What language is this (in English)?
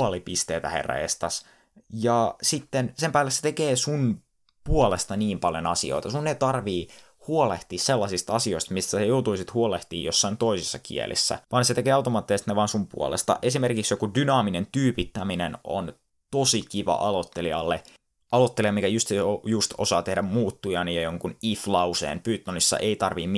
Finnish